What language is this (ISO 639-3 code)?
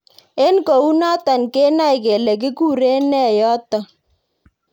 kln